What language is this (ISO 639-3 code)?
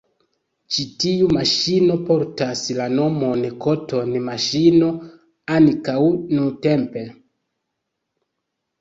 epo